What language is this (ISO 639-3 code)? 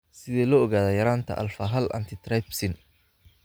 som